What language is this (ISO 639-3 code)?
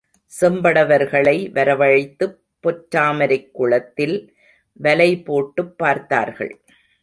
tam